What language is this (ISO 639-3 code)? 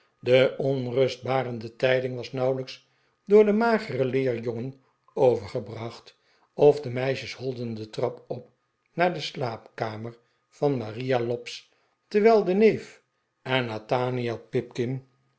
nld